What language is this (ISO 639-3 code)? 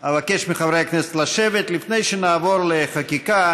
heb